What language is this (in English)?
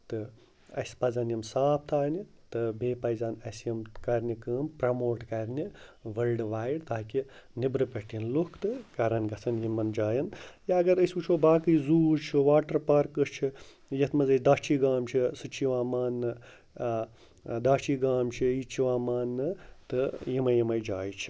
Kashmiri